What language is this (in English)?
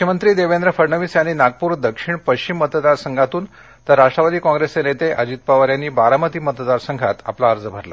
Marathi